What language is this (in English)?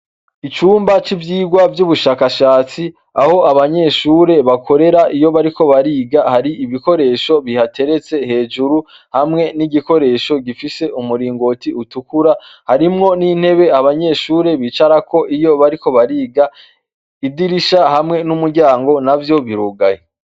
Rundi